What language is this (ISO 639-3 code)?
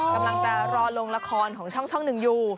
tha